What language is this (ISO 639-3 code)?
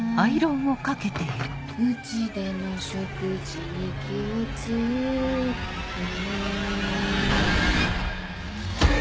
jpn